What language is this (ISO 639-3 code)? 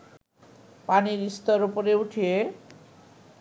ben